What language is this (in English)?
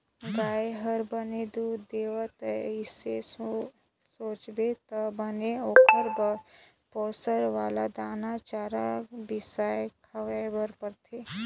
Chhattisgarhi